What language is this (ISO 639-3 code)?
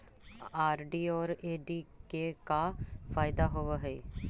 mag